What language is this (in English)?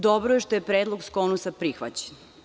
Serbian